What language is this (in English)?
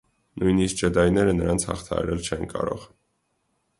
Armenian